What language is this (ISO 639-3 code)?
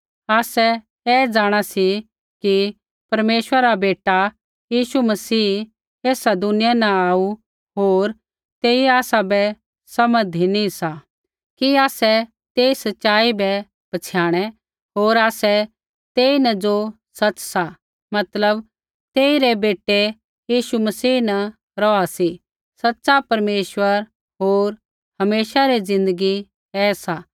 kfx